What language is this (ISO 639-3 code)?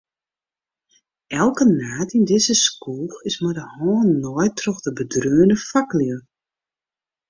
fry